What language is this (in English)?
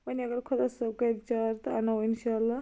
Kashmiri